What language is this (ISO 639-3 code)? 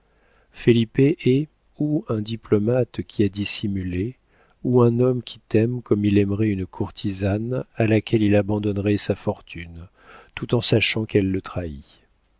fra